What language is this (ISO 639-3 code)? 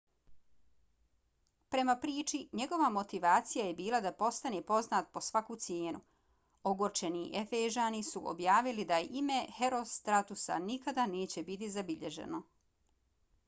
bos